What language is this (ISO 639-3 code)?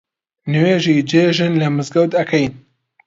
ckb